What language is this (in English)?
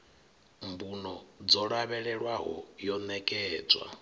Venda